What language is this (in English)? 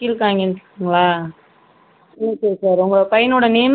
Tamil